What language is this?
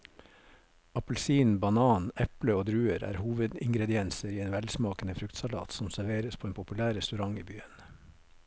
Norwegian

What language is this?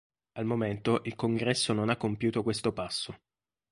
Italian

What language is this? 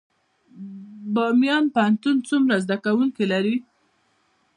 Pashto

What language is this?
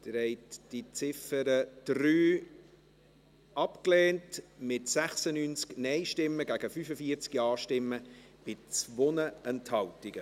Swiss German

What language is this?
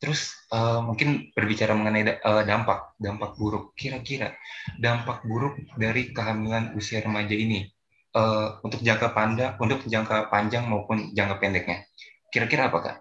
Indonesian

